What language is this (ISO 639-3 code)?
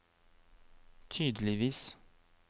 nor